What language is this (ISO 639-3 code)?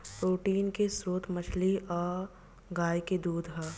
bho